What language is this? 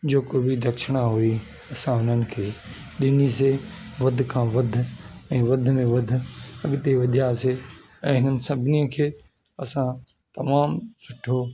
Sindhi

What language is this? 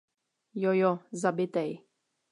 Czech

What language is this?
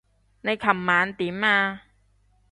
Cantonese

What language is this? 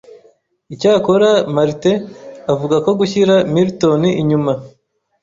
Kinyarwanda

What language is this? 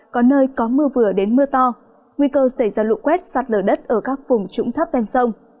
Vietnamese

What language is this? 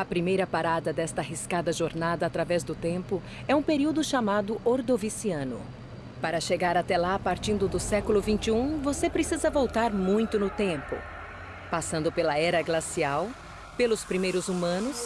Portuguese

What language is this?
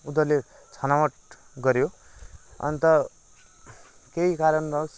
Nepali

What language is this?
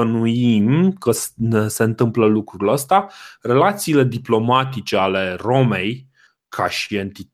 Romanian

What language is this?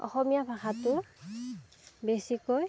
Assamese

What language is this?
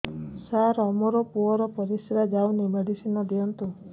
Odia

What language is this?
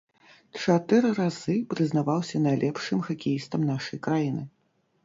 Belarusian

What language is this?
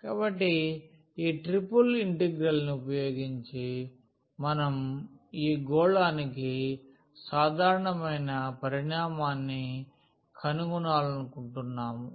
Telugu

